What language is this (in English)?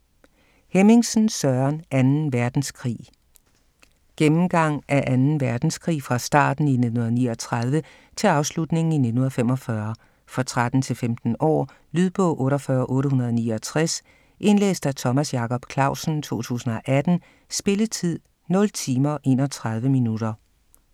Danish